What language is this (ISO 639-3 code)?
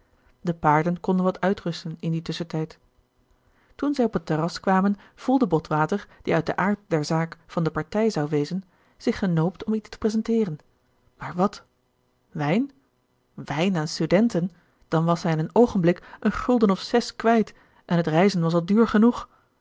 nld